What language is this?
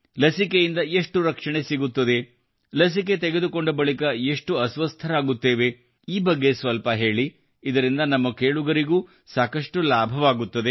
Kannada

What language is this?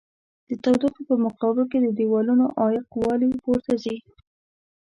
Pashto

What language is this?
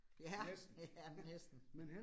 Danish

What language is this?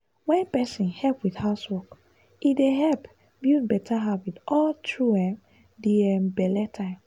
Nigerian Pidgin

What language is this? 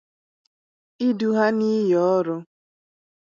Igbo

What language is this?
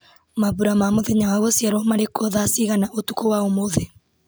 Kikuyu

